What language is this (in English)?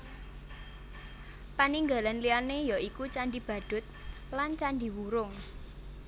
Javanese